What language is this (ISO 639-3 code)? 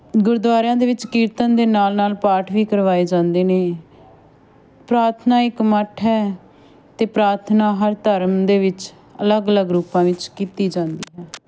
pan